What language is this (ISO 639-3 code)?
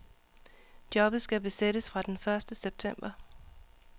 dan